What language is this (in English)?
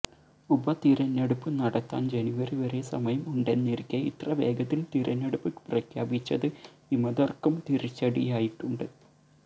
Malayalam